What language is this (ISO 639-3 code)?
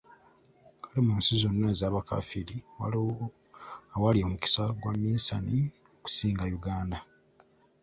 lug